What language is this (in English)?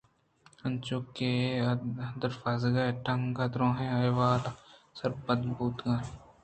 Eastern Balochi